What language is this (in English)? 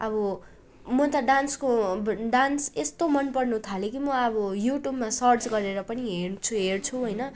Nepali